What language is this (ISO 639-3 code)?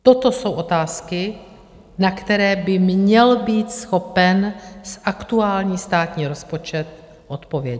ces